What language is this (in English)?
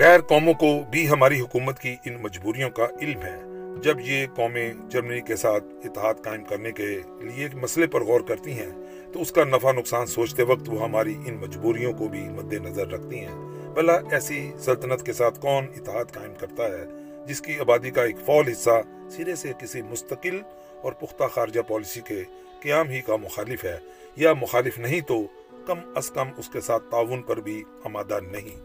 Urdu